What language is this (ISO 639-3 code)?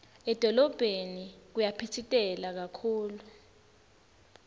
ssw